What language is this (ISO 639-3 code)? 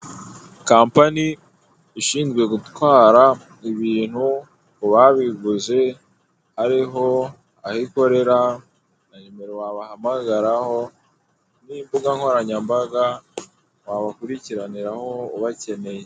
kin